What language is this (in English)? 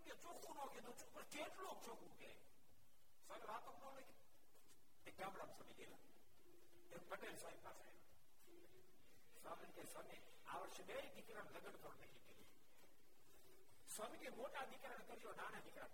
Gujarati